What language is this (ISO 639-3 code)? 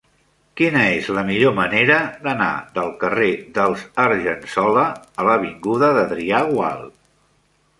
cat